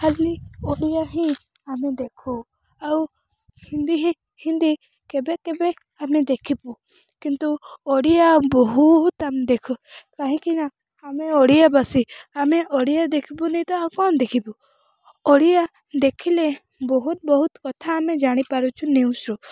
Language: Odia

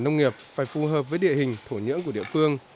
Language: Vietnamese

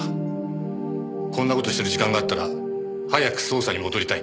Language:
Japanese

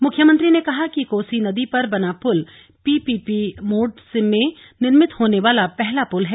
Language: Hindi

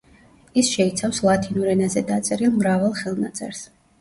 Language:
Georgian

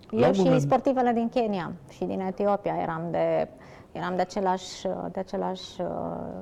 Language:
Romanian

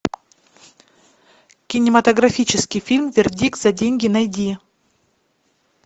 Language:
Russian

